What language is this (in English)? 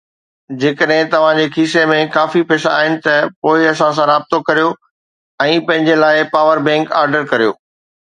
Sindhi